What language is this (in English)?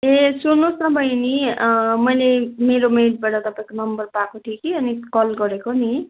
Nepali